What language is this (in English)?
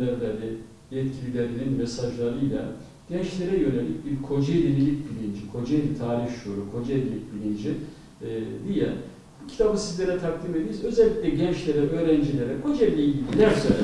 Turkish